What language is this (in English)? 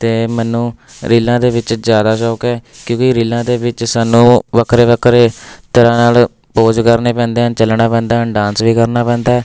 Punjabi